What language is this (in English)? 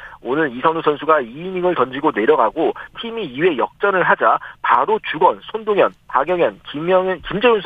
Korean